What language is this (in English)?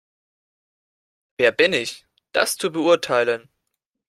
German